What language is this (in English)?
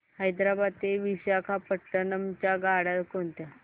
Marathi